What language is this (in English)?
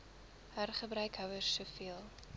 Afrikaans